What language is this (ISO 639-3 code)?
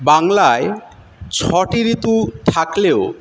ben